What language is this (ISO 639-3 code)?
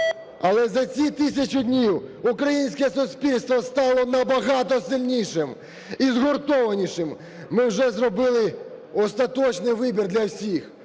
ukr